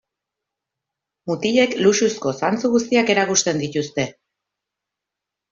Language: Basque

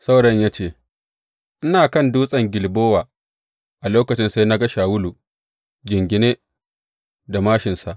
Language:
Hausa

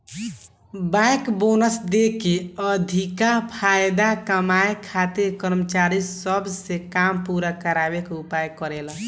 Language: Bhojpuri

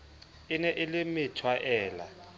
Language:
Southern Sotho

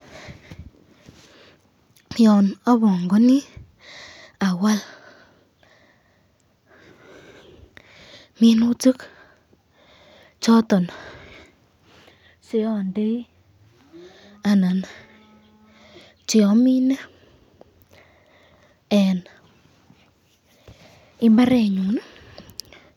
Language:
Kalenjin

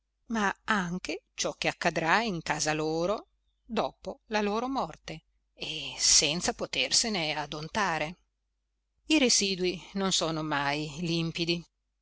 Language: Italian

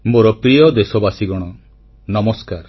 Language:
Odia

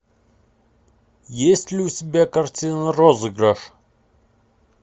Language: Russian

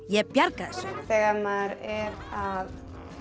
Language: Icelandic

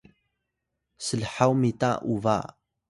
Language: Atayal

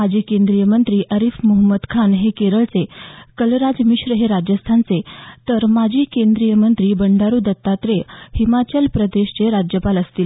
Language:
Marathi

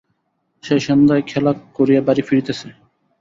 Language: Bangla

